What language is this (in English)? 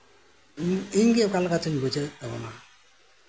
Santali